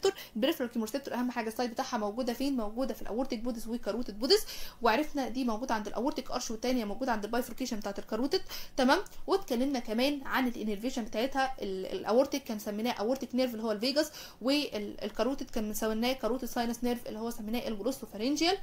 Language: Arabic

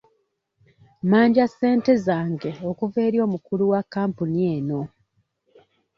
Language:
Ganda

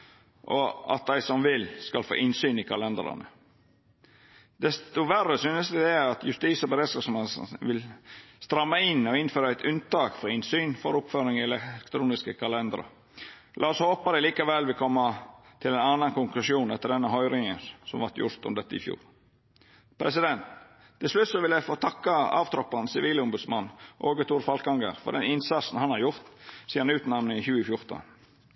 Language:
Norwegian Nynorsk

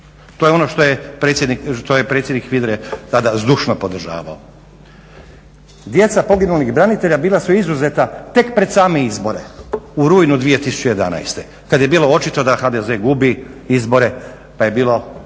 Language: Croatian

